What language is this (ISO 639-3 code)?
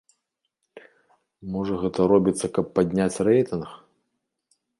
bel